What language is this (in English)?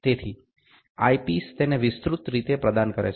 Gujarati